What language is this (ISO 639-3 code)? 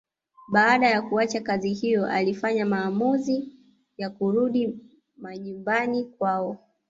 swa